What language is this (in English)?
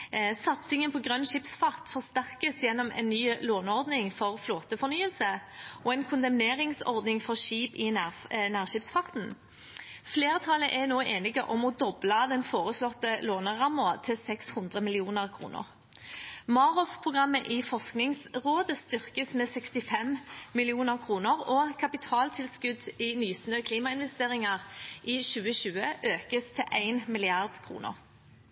Norwegian Bokmål